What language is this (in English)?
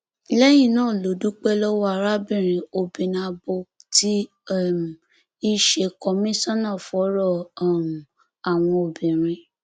Yoruba